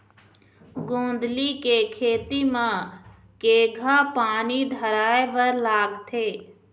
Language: Chhattisgarhi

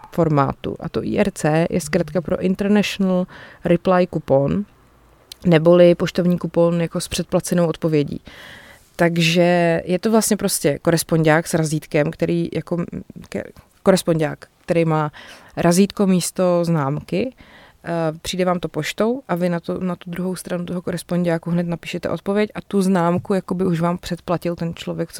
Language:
Czech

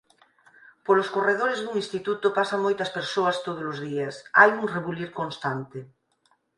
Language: Galician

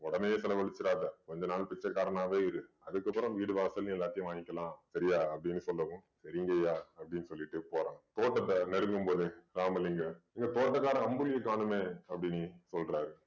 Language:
Tamil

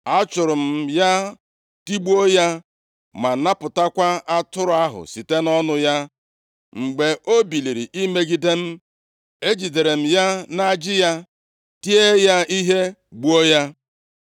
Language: Igbo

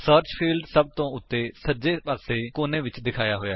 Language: Punjabi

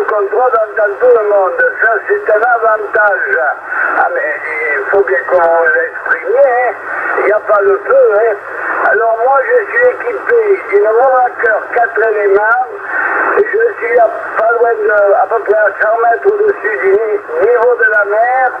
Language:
French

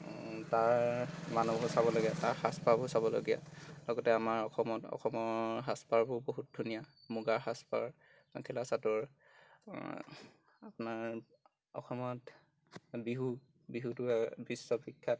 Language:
Assamese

